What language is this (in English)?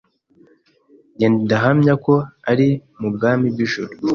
Kinyarwanda